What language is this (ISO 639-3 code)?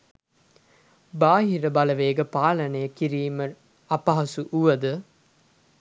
sin